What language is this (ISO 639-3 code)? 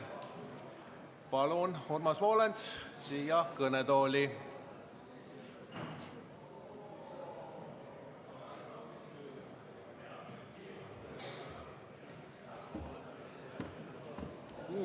est